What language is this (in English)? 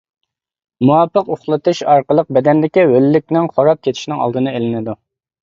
Uyghur